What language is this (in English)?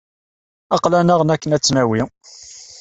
Kabyle